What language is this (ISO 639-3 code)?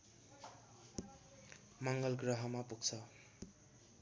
nep